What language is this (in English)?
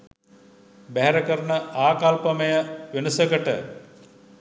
Sinhala